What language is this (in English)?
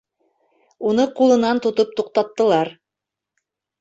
Bashkir